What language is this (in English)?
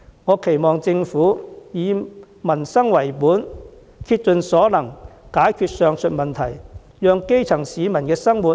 Cantonese